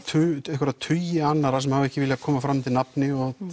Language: Icelandic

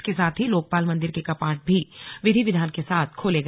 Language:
Hindi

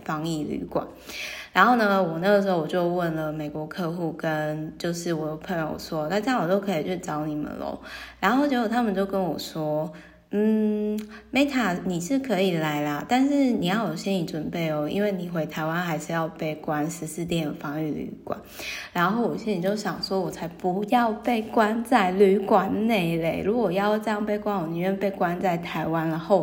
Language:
Chinese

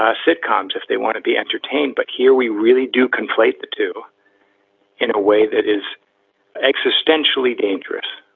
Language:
English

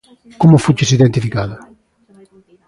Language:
Galician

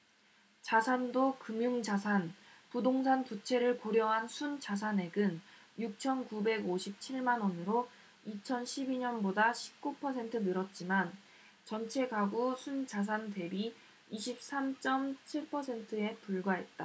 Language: Korean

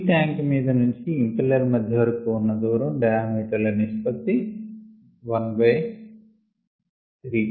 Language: Telugu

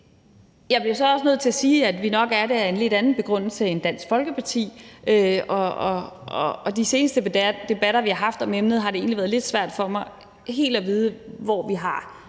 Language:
Danish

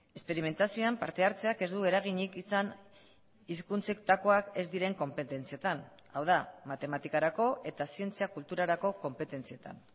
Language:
Basque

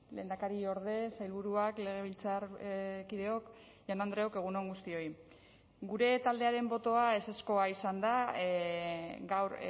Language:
Basque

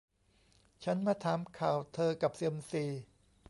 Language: Thai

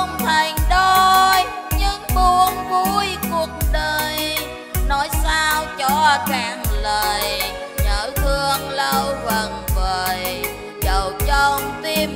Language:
Vietnamese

